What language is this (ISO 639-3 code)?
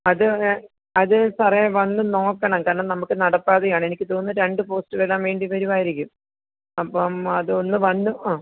mal